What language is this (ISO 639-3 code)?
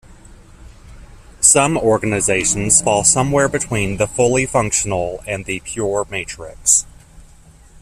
eng